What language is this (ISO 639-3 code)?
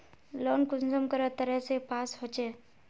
mag